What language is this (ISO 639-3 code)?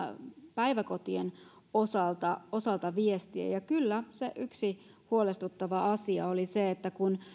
fin